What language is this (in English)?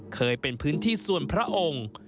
Thai